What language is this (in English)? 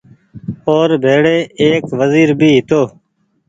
Goaria